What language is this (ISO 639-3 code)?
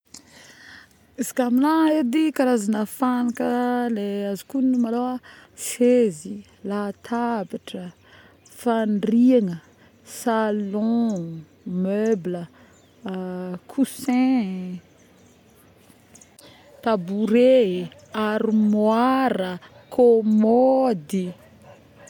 bmm